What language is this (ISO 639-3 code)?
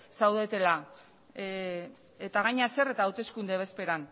eus